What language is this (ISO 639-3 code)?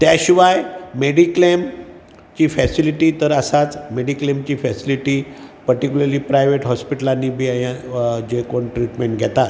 kok